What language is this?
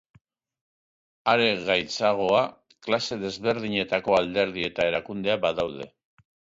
Basque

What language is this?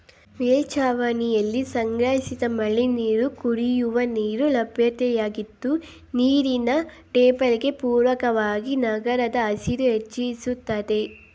Kannada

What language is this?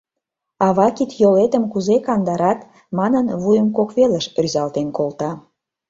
Mari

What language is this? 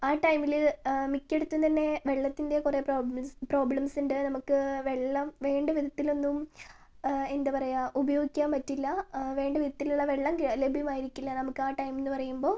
Malayalam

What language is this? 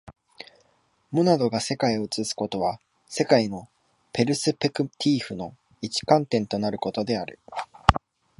Japanese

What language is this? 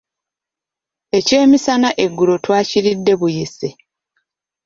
Ganda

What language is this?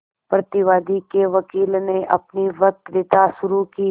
Hindi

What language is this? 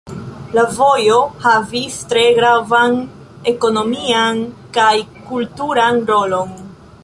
Esperanto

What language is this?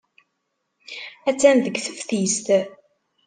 Kabyle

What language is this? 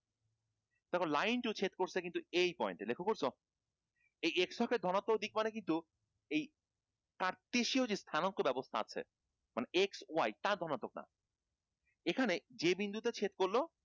Bangla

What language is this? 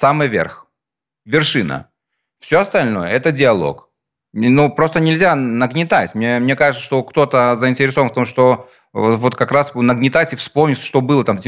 Russian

